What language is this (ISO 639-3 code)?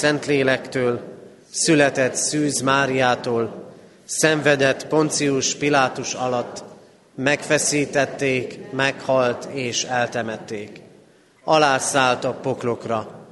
hun